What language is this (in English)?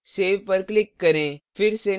Hindi